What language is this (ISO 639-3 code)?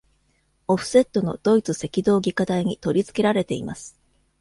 jpn